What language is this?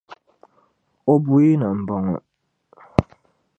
Dagbani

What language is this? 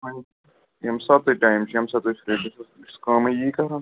Kashmiri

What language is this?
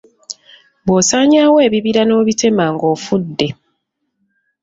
Ganda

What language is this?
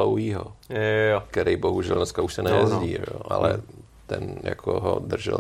Czech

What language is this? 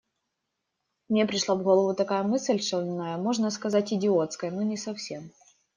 Russian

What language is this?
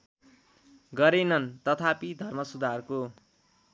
Nepali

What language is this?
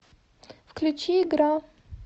Russian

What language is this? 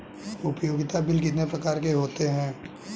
Hindi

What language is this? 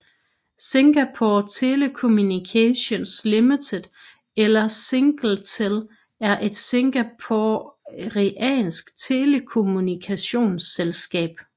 Danish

